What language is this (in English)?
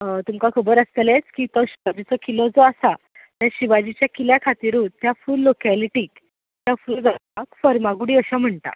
Konkani